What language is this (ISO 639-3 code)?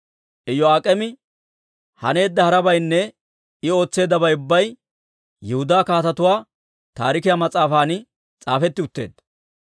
dwr